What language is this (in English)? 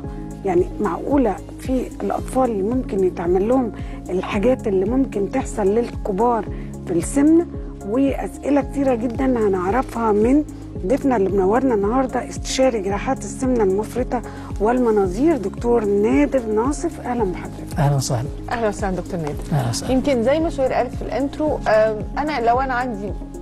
Arabic